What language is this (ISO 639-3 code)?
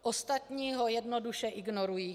ces